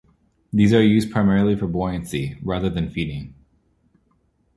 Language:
English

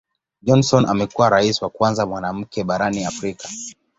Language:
Swahili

